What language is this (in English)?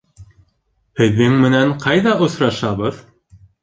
Bashkir